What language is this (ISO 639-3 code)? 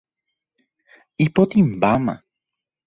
grn